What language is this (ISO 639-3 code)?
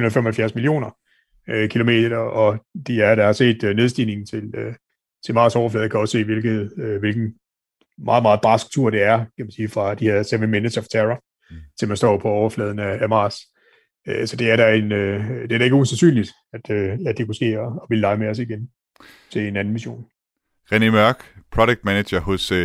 dan